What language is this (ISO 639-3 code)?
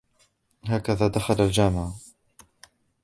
ara